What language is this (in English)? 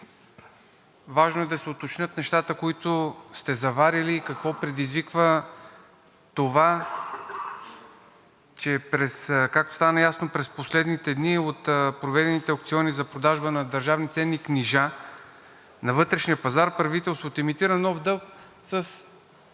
Bulgarian